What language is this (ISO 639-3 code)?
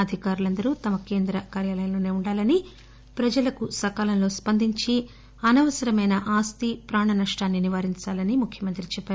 tel